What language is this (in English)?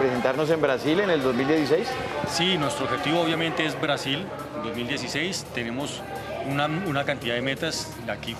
Spanish